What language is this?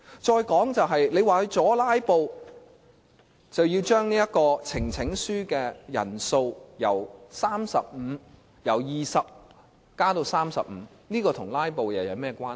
Cantonese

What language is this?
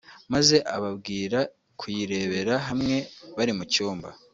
Kinyarwanda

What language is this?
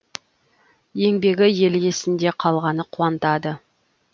Kazakh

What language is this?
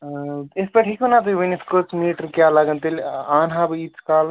Kashmiri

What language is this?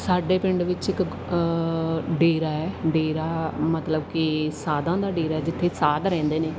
Punjabi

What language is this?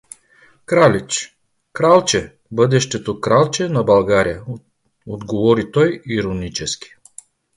Bulgarian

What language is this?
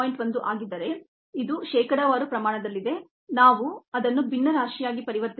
Kannada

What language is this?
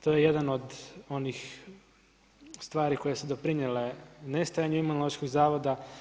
Croatian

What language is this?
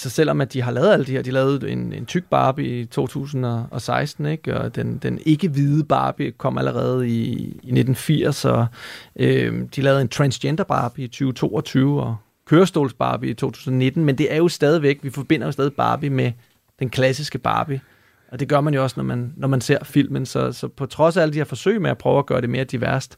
Danish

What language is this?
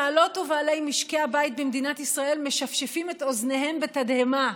Hebrew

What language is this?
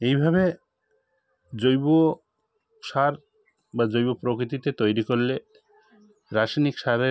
Bangla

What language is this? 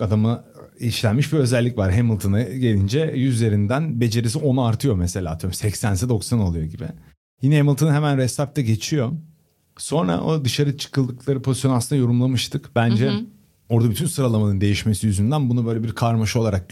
Turkish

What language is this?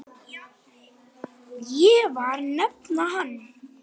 Icelandic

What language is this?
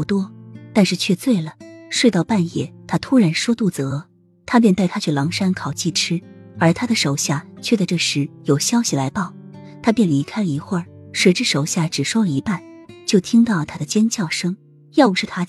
Chinese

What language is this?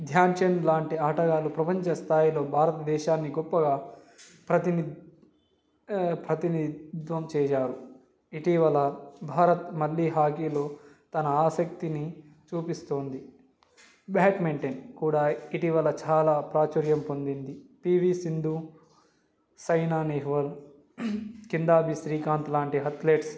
Telugu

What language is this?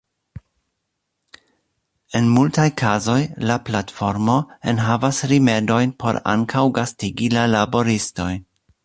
Esperanto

